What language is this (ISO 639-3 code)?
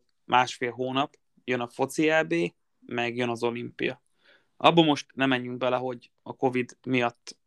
hun